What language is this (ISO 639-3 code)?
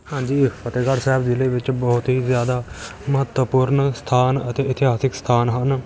pan